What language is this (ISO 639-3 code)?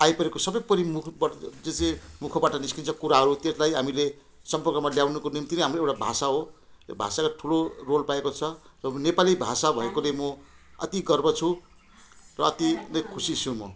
nep